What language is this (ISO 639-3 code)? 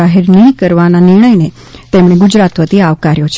guj